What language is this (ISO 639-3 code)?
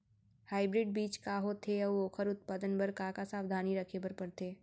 hne